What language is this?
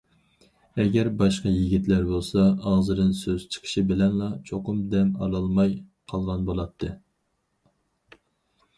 Uyghur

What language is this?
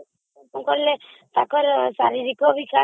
Odia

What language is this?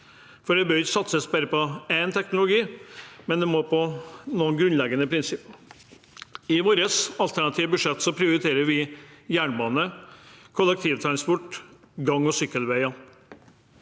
Norwegian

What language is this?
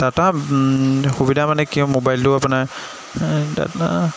Assamese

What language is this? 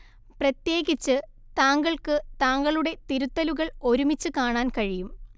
Malayalam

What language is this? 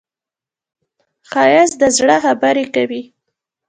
Pashto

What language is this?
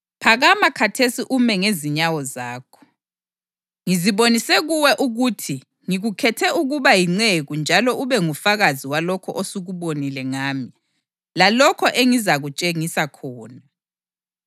North Ndebele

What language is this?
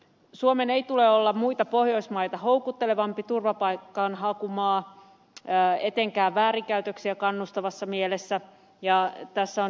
Finnish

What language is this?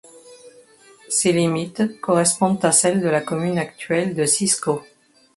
French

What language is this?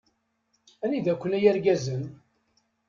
Kabyle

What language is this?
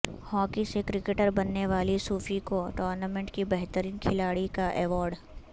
Urdu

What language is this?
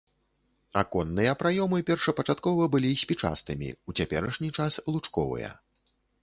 Belarusian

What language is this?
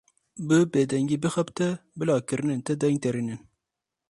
Kurdish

